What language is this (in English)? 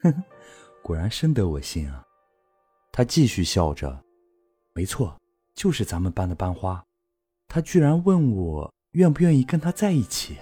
Chinese